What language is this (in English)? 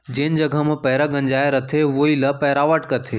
Chhattisgarhi